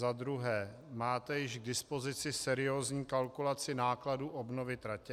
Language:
Czech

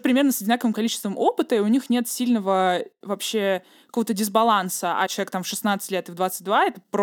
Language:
Russian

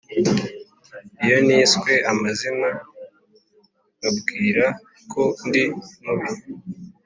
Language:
Kinyarwanda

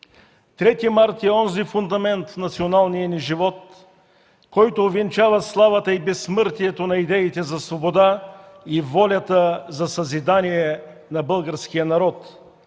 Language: Bulgarian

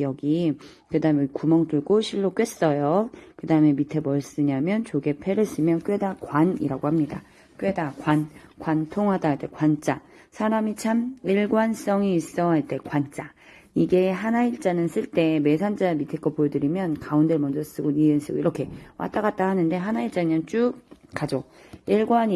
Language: Korean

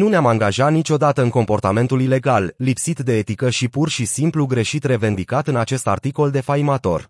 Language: Romanian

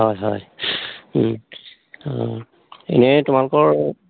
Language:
Assamese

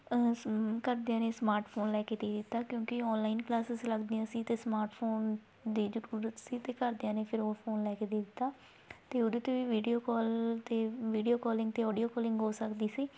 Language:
Punjabi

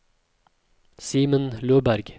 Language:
Norwegian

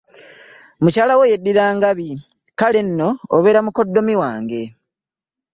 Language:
Ganda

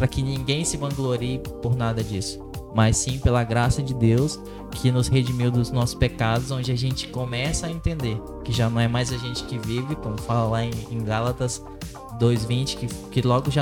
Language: Portuguese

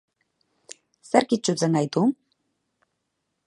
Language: Basque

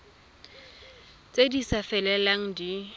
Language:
Tswana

